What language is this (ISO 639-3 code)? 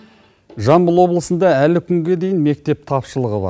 kaz